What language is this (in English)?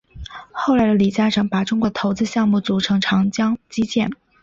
Chinese